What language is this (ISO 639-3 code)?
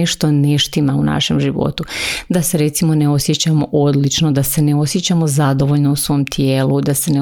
hrv